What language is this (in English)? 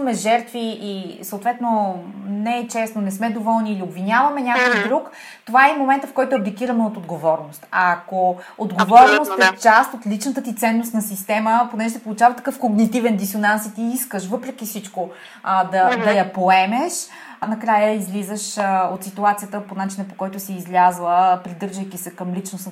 Bulgarian